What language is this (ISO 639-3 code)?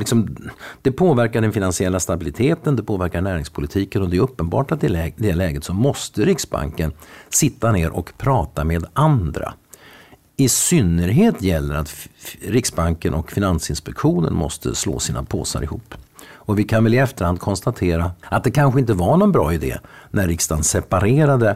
swe